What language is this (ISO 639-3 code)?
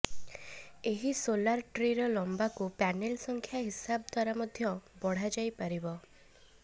ori